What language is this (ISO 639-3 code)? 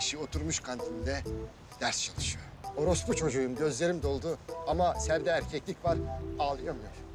tur